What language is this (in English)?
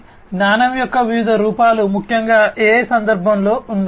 Telugu